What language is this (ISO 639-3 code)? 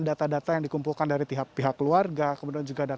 ind